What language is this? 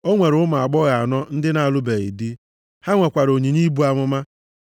Igbo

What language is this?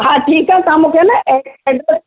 Sindhi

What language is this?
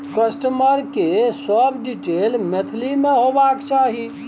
Maithili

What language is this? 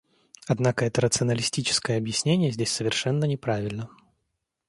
Russian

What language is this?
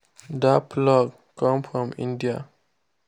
Nigerian Pidgin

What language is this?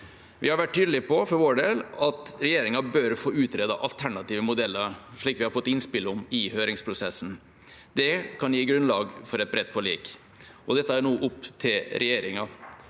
Norwegian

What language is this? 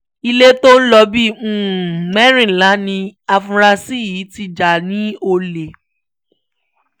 Yoruba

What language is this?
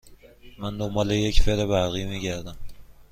Persian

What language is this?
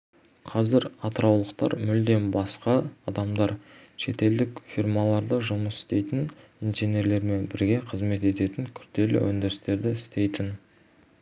Kazakh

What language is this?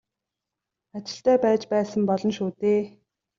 Mongolian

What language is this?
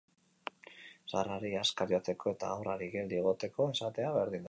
Basque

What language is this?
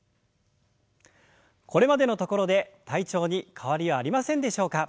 Japanese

